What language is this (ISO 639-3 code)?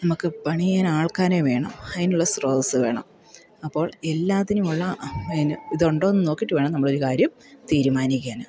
mal